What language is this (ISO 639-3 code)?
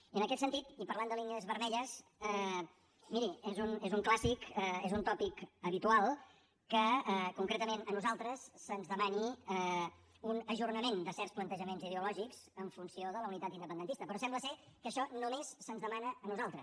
cat